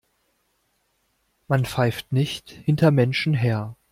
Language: German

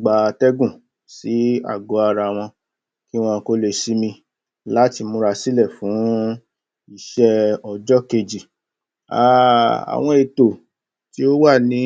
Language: Yoruba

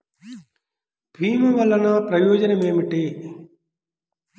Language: Telugu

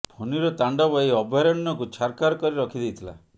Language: Odia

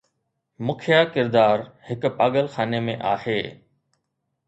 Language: Sindhi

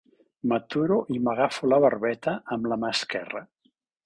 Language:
Catalan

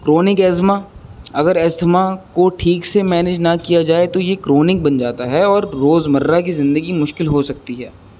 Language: Urdu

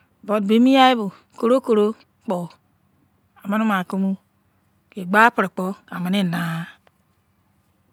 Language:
Izon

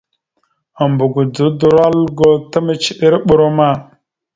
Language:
Mada (Cameroon)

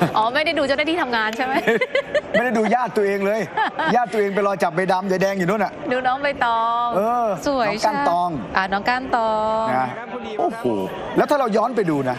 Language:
Thai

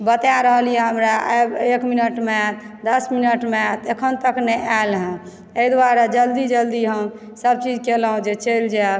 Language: Maithili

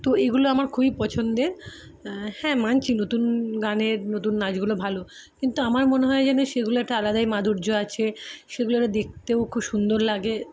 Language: Bangla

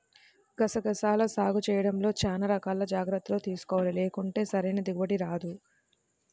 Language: Telugu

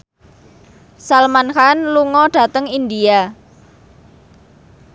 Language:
Javanese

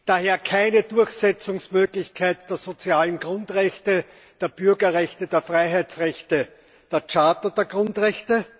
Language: German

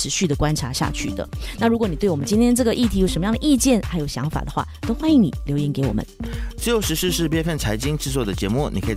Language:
Chinese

